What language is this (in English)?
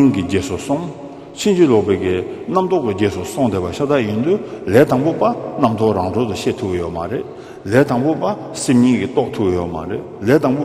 Korean